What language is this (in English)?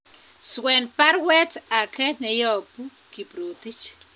Kalenjin